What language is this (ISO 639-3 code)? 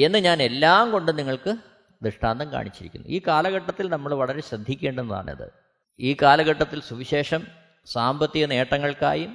mal